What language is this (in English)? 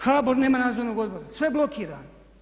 Croatian